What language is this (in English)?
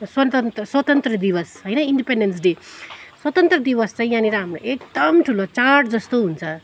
Nepali